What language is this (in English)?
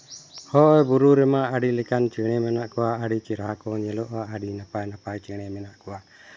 Santali